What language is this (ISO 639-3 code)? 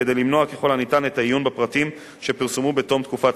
heb